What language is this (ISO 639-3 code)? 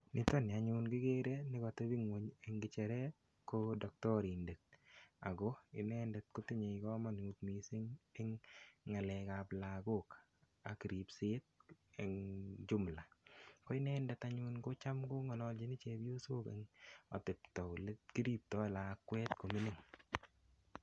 kln